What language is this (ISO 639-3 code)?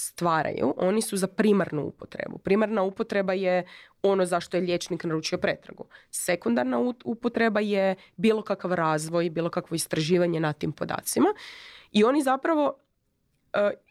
hrv